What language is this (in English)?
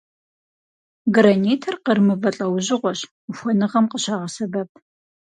Kabardian